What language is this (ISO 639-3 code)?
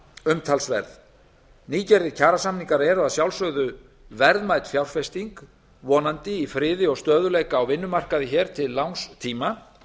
isl